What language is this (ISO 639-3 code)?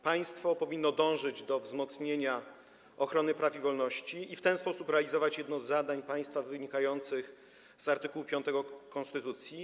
pol